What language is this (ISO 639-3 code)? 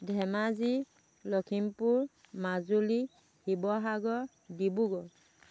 asm